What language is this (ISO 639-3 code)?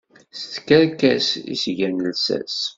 kab